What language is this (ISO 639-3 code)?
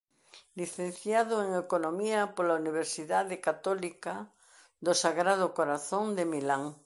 glg